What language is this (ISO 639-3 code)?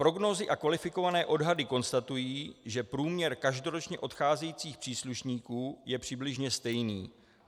ces